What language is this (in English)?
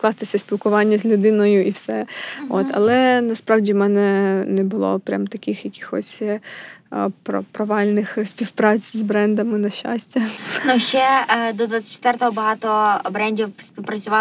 Ukrainian